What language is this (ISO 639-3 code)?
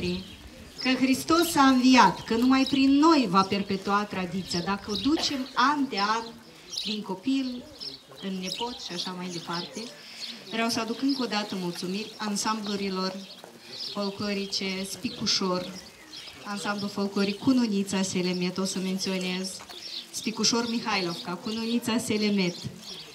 ron